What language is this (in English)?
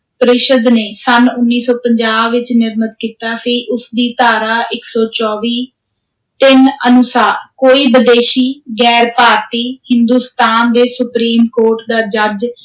Punjabi